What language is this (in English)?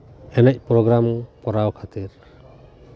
Santali